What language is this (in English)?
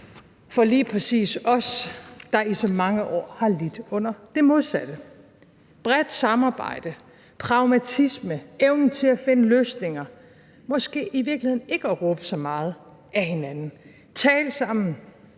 Danish